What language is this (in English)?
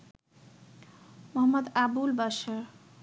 Bangla